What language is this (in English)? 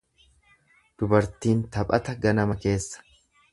Oromo